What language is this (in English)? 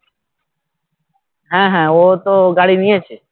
Bangla